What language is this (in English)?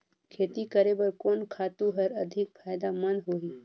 Chhattisgarhi